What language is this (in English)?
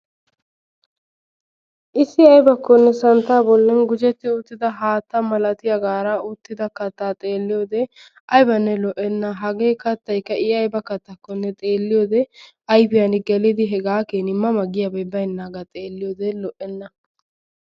Wolaytta